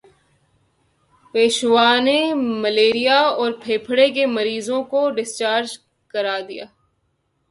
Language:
Urdu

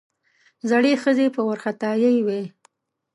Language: Pashto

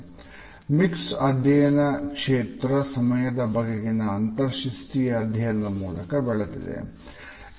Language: Kannada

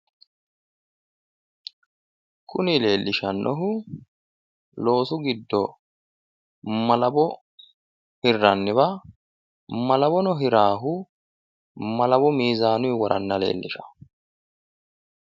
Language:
Sidamo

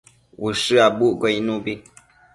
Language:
Matsés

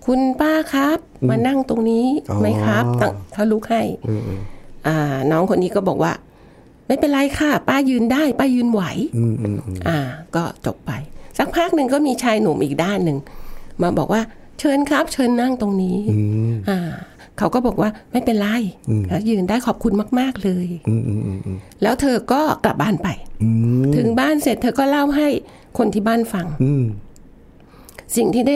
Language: Thai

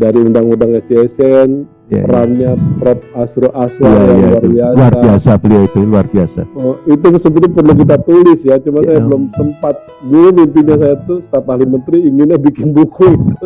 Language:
Indonesian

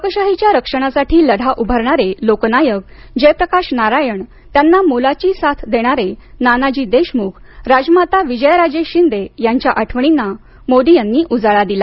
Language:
Marathi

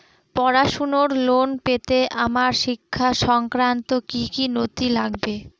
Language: Bangla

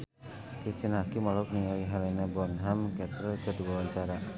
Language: Sundanese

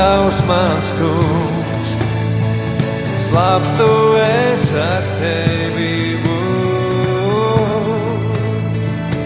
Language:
Latvian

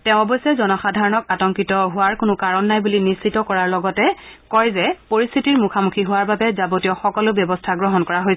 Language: Assamese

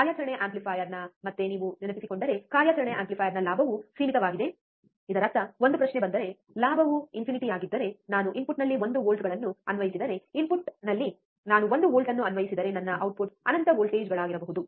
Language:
Kannada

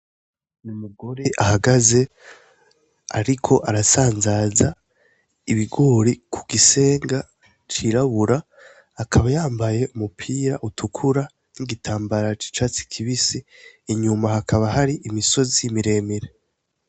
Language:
Rundi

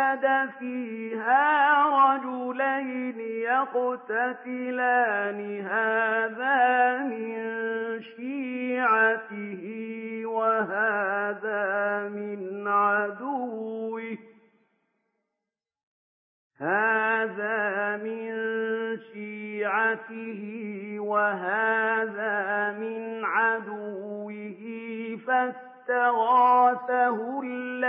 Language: Arabic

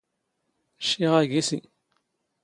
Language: Standard Moroccan Tamazight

